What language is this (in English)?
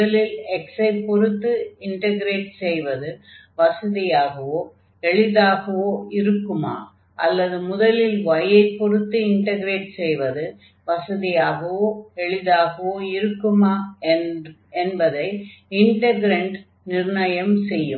Tamil